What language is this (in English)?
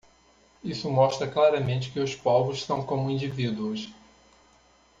Portuguese